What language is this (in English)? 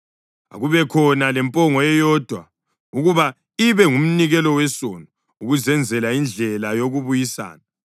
North Ndebele